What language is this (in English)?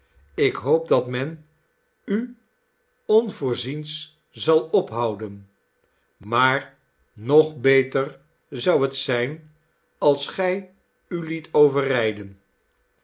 Dutch